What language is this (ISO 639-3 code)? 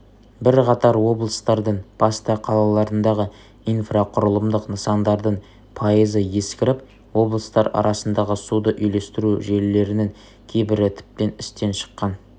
kaz